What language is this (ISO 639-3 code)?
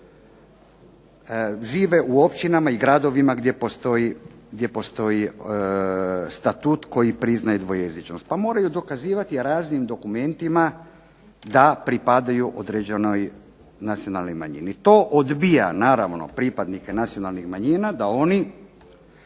hrv